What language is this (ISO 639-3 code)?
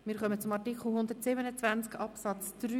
gsw